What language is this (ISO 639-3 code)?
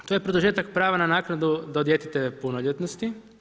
hrv